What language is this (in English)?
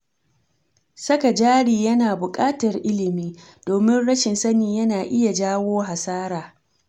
Hausa